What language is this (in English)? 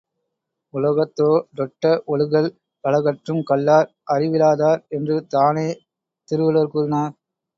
Tamil